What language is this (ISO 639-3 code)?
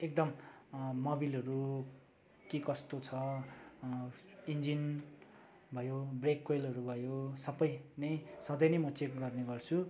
nep